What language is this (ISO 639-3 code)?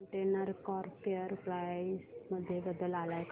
mar